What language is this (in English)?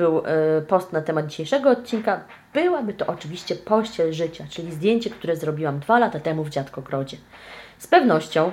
Polish